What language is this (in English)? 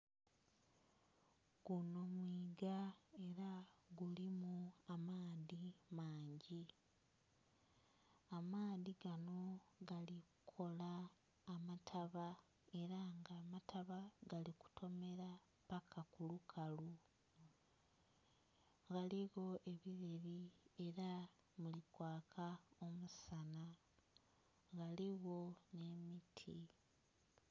Soga